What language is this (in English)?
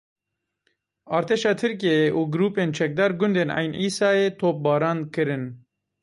Kurdish